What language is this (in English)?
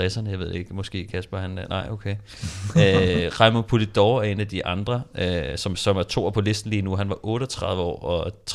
Danish